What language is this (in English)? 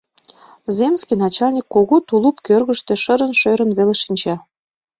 Mari